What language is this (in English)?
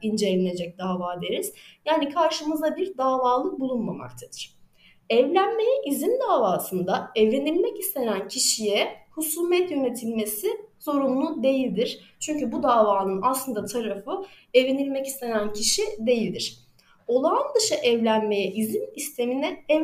Turkish